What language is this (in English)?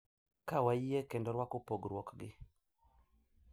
Luo (Kenya and Tanzania)